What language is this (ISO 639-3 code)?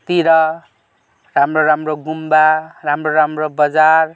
nep